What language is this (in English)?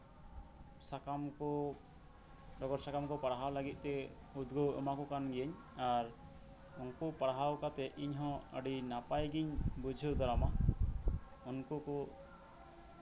Santali